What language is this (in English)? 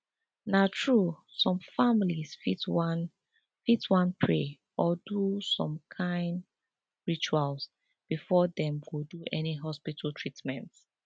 Nigerian Pidgin